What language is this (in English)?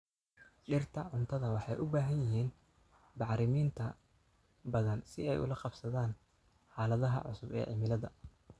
Somali